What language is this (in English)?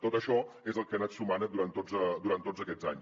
Catalan